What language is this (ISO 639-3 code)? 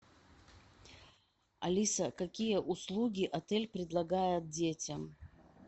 rus